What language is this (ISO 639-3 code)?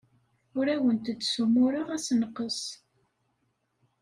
kab